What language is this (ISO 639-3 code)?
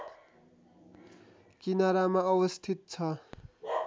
nep